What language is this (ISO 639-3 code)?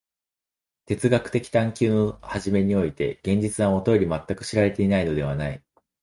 jpn